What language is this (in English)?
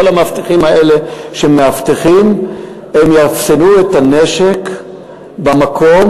Hebrew